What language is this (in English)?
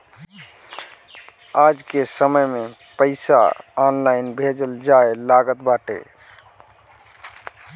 Bhojpuri